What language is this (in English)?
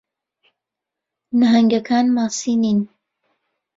Central Kurdish